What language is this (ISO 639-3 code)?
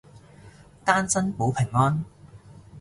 yue